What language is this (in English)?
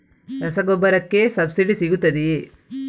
Kannada